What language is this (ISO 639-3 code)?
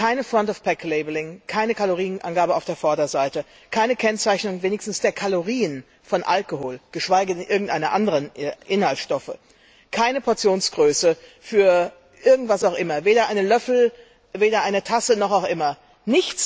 deu